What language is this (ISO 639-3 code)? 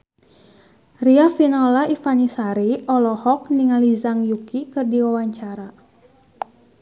sun